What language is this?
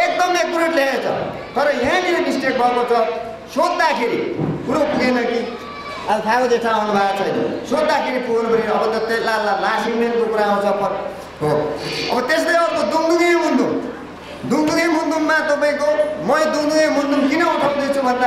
Indonesian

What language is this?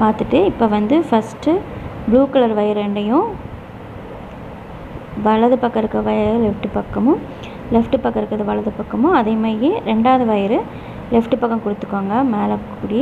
Romanian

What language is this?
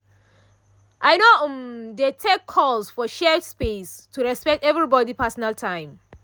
Nigerian Pidgin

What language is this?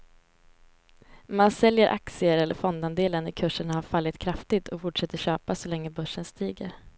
Swedish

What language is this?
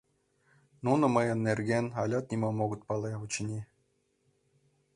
Mari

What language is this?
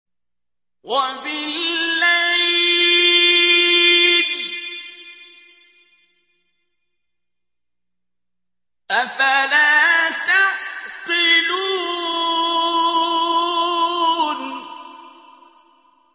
Arabic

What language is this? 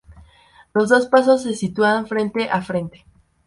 Spanish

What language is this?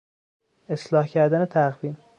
Persian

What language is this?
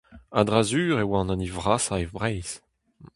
Breton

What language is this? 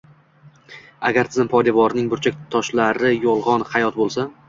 Uzbek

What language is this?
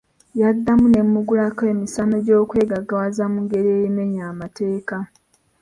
Ganda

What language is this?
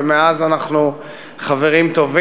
Hebrew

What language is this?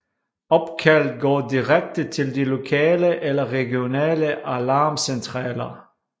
Danish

